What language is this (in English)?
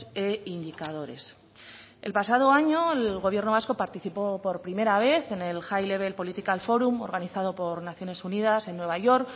Spanish